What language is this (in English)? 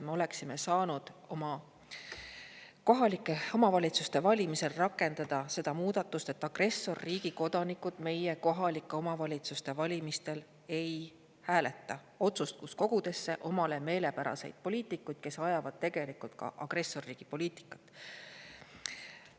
Estonian